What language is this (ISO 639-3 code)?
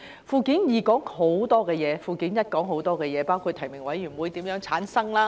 yue